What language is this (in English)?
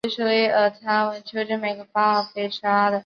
Chinese